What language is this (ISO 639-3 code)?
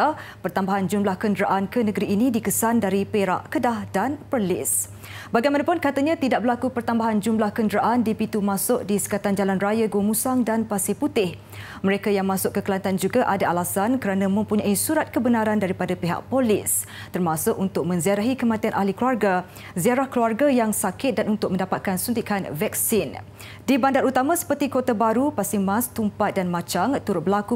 msa